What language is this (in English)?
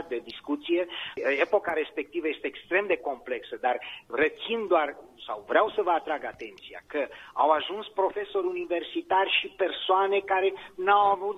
Romanian